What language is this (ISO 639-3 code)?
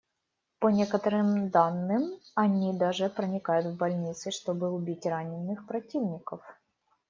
rus